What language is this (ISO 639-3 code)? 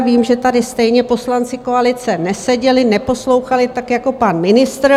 ces